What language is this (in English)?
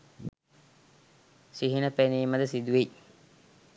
Sinhala